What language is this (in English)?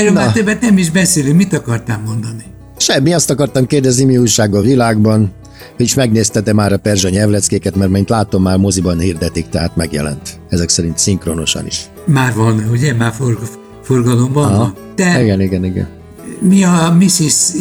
Hungarian